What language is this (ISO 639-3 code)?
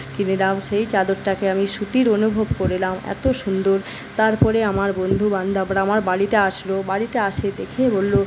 ben